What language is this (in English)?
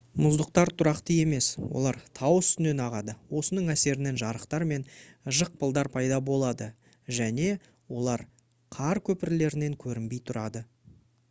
Kazakh